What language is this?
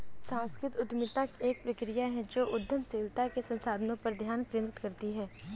Hindi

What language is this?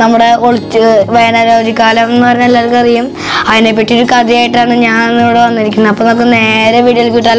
Turkish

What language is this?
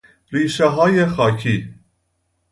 Persian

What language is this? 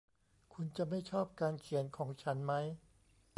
Thai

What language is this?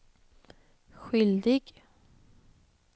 Swedish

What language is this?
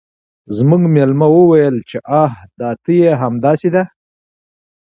Pashto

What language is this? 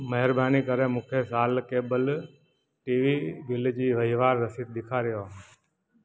Sindhi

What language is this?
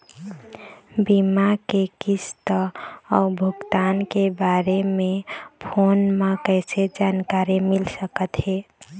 Chhattisgarhi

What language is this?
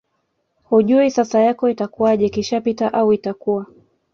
Swahili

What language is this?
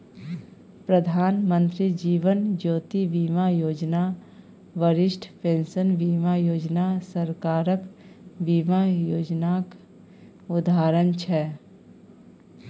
Maithili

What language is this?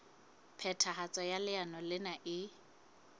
Southern Sotho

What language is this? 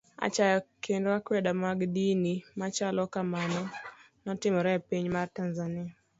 Luo (Kenya and Tanzania)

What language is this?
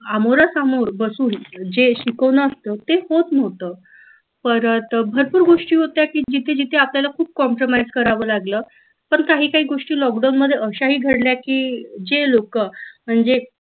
Marathi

